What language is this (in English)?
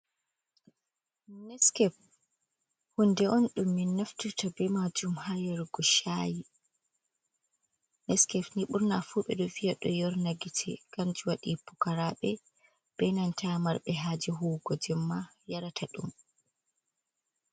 Fula